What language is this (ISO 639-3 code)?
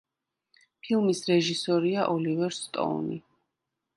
kat